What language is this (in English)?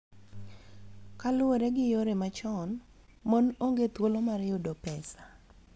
Luo (Kenya and Tanzania)